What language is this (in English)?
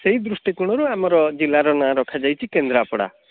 Odia